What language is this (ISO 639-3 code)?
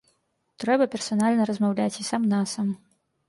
bel